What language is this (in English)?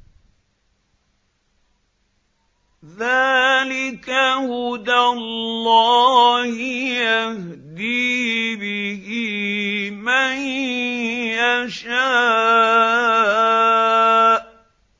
Arabic